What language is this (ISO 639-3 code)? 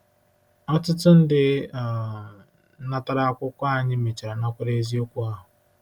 ibo